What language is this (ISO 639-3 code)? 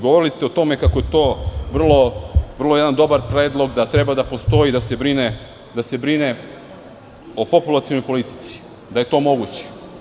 srp